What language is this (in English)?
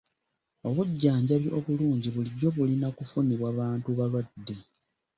Ganda